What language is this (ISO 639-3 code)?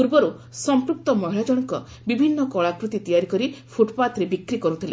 ori